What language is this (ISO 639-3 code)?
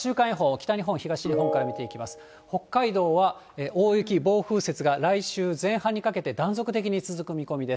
jpn